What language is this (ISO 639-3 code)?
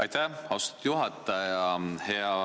est